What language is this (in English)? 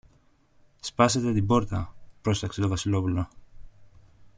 Greek